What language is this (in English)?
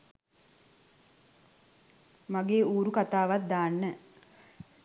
Sinhala